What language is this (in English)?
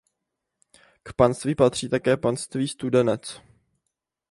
Czech